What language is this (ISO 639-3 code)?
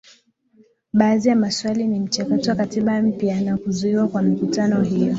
swa